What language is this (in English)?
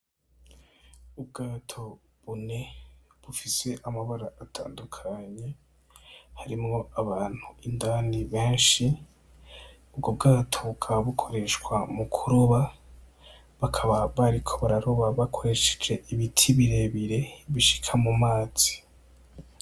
Rundi